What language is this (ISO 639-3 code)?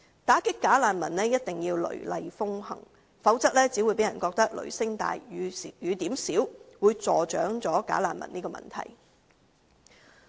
yue